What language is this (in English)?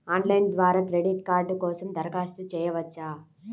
Telugu